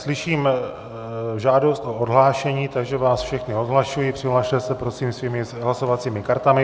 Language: Czech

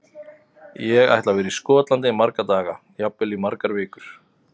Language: Icelandic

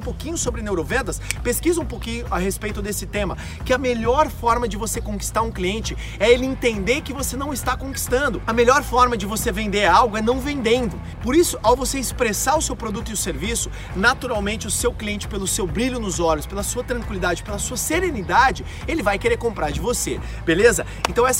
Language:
Portuguese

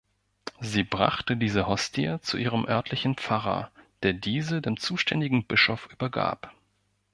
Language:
German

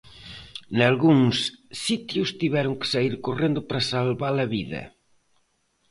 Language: Galician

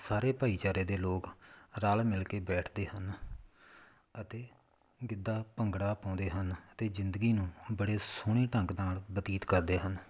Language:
Punjabi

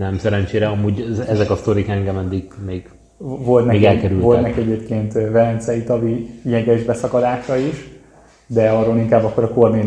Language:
Hungarian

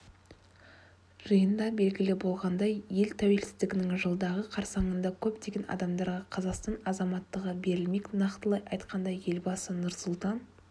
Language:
Kazakh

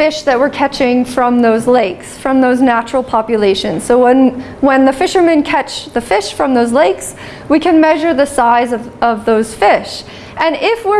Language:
English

